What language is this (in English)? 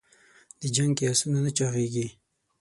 Pashto